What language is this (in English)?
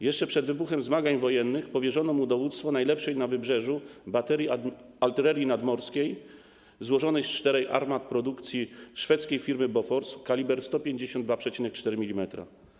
Polish